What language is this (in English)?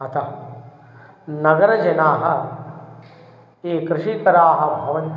Sanskrit